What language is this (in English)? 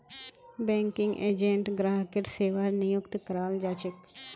Magahi